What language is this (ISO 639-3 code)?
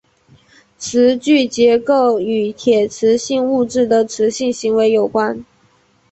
zho